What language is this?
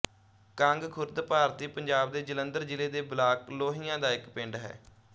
Punjabi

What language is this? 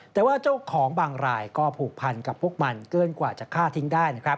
Thai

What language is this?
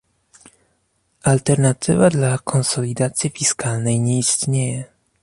Polish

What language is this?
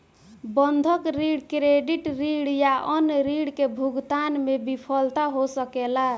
Bhojpuri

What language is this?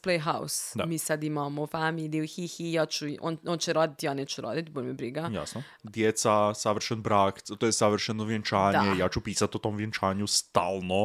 Croatian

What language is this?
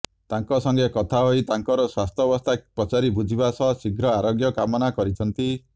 Odia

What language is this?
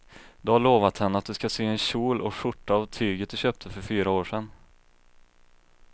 Swedish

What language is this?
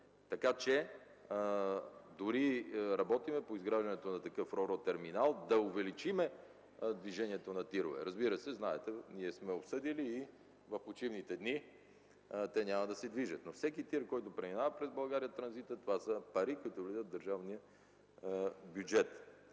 Bulgarian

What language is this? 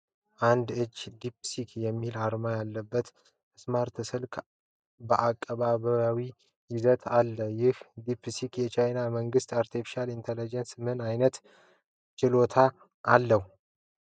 Amharic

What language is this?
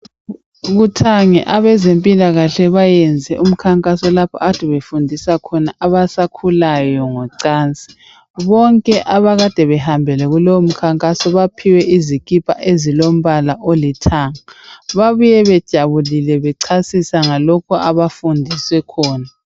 North Ndebele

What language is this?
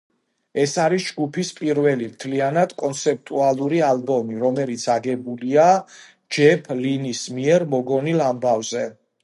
Georgian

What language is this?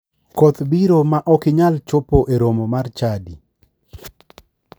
Luo (Kenya and Tanzania)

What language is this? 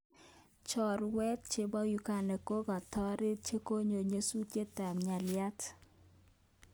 Kalenjin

